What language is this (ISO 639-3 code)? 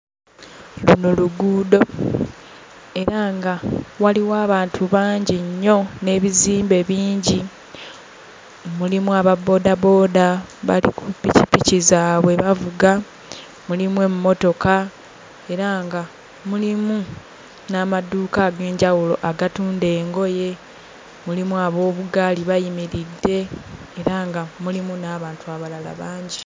lug